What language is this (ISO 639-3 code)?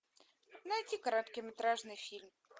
rus